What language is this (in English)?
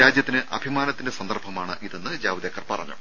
Malayalam